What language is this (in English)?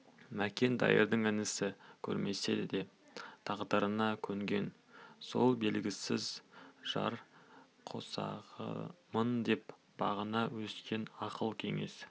Kazakh